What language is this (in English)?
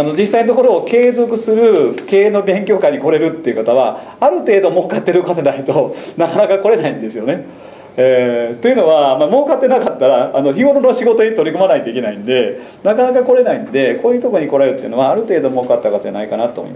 Japanese